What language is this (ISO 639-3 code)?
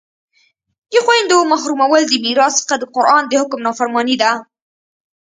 pus